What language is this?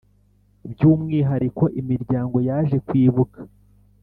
Kinyarwanda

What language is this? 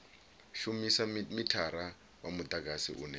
Venda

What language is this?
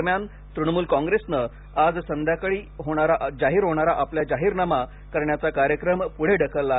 Marathi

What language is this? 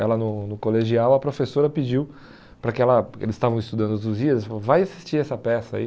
Portuguese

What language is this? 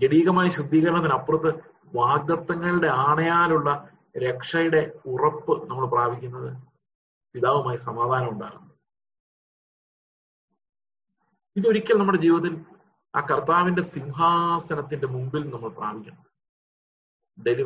Malayalam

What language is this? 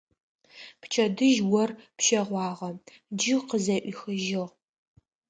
Adyghe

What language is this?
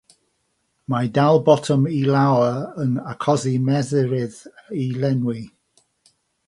Welsh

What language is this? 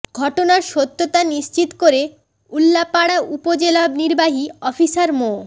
Bangla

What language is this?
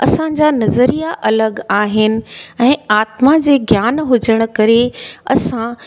Sindhi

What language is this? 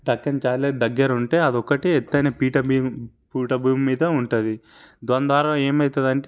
Telugu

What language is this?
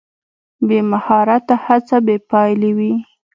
Pashto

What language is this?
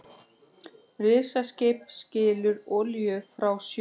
Icelandic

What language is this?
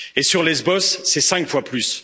French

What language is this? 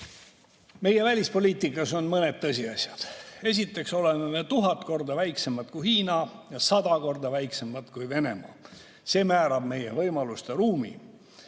Estonian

